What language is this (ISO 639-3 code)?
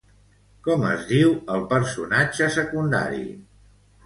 cat